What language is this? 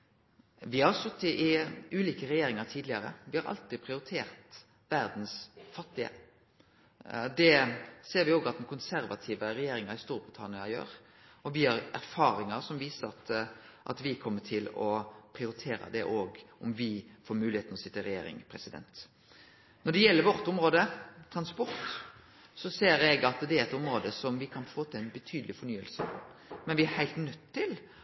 Norwegian Nynorsk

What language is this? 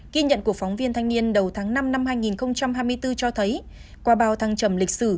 Vietnamese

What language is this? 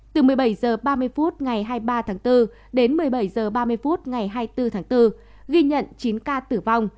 Vietnamese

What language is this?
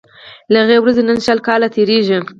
Pashto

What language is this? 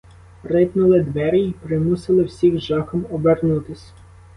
Ukrainian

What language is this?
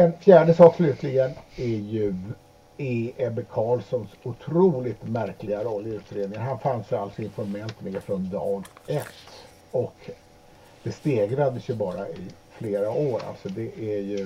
Swedish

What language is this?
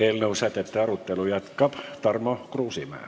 Estonian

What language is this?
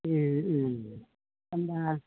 Bodo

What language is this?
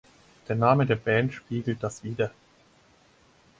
German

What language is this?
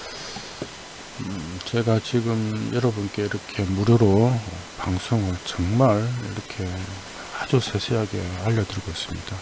Korean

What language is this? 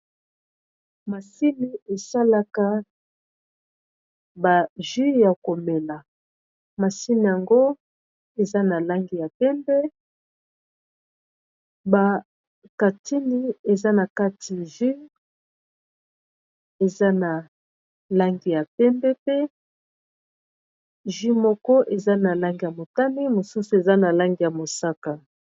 Lingala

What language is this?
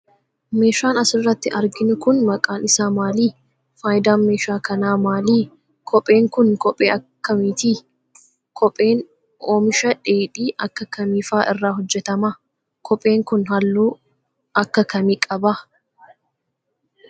Oromo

